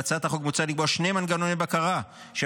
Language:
Hebrew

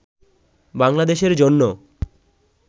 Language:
Bangla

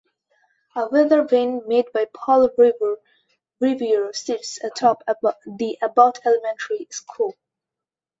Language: English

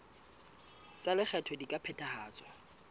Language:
Southern Sotho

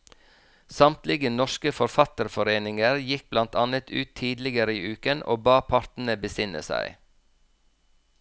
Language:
Norwegian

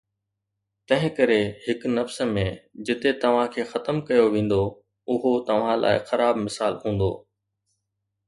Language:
Sindhi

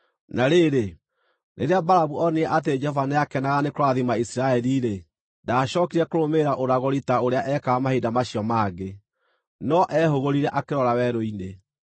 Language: Kikuyu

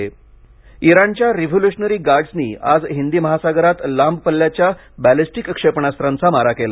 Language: Marathi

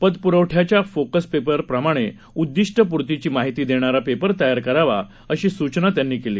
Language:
Marathi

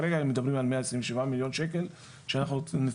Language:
Hebrew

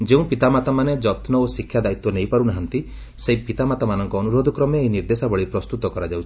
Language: Odia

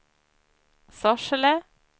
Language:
Swedish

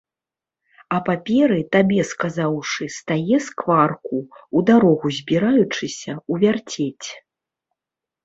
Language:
Belarusian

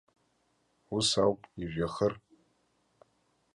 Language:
Abkhazian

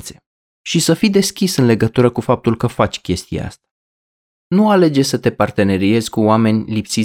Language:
Romanian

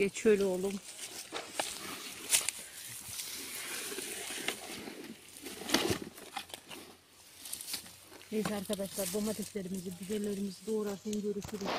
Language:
Turkish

